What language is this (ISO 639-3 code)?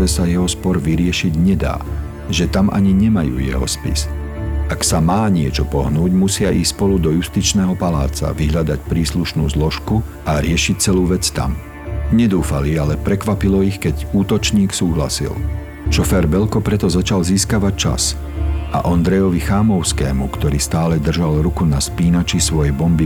slk